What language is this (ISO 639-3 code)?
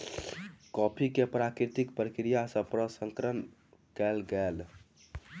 mai